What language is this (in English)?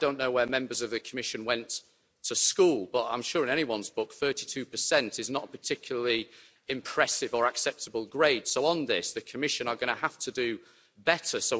English